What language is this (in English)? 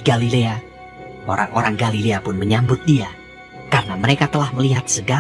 Indonesian